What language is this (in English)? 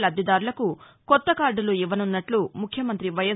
Telugu